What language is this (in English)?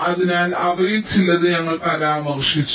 Malayalam